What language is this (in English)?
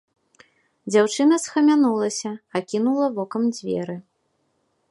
Belarusian